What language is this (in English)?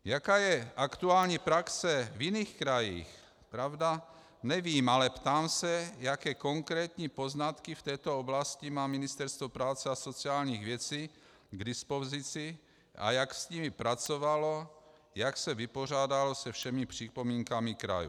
Czech